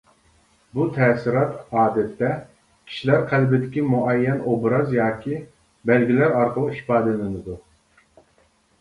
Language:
Uyghur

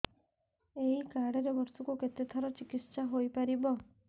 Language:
Odia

